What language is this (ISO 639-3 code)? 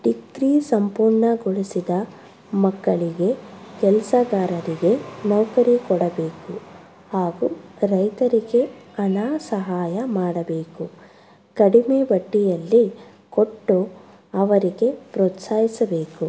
kan